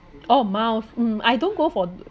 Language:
English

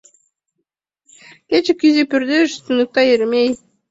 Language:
Mari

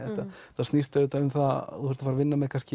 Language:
Icelandic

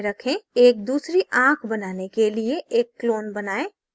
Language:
Hindi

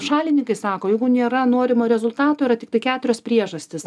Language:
Lithuanian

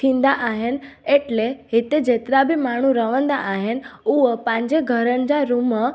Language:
Sindhi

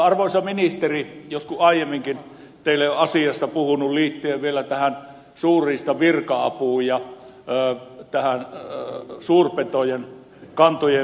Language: Finnish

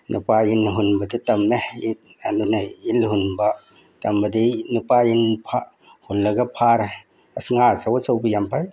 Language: Manipuri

